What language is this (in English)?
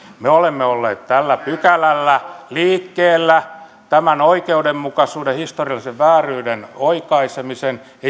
Finnish